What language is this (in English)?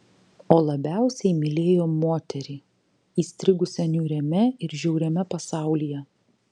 Lithuanian